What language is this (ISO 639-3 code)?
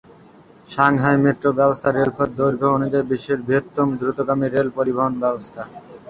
ben